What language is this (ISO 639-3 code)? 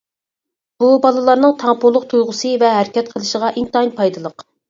uig